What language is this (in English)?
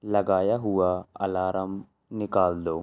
Urdu